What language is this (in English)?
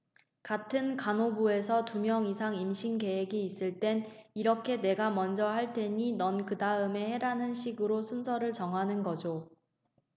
Korean